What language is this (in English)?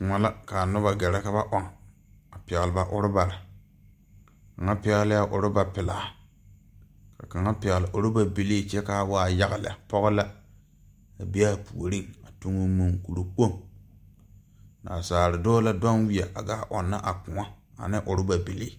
Southern Dagaare